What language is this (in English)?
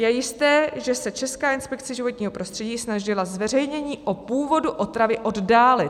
Czech